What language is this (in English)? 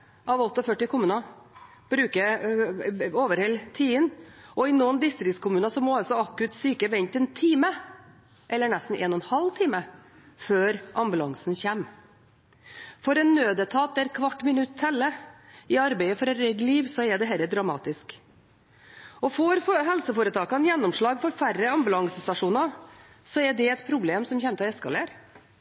Norwegian Bokmål